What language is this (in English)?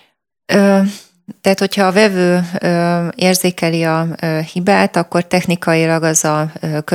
Hungarian